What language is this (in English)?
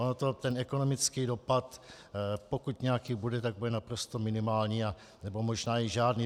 Czech